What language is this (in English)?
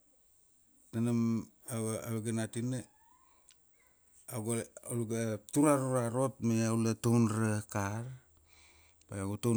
Kuanua